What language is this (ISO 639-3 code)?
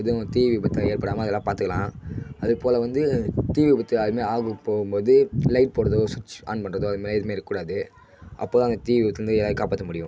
tam